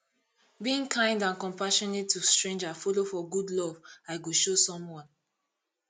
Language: Nigerian Pidgin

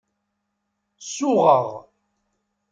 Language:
Kabyle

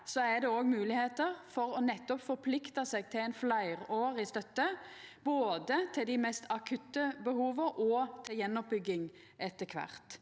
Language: Norwegian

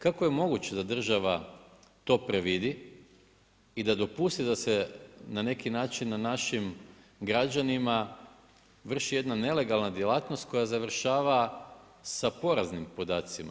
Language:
Croatian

